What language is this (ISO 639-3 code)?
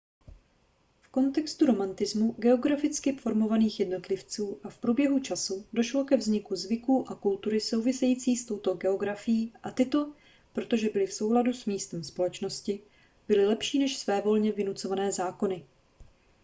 ces